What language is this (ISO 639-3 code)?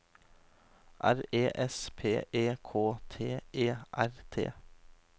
nor